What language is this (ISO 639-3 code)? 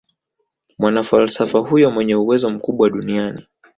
swa